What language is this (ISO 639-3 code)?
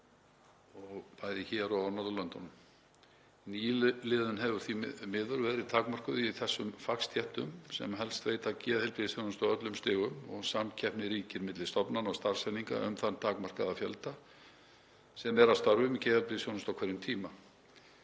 isl